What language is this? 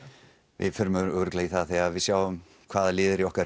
Icelandic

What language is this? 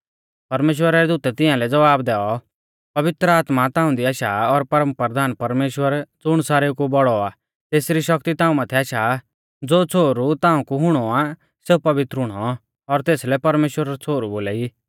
Mahasu Pahari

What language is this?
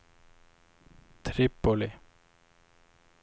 Swedish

